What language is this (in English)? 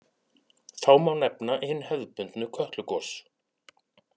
Icelandic